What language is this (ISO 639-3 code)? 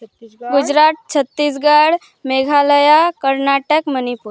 ori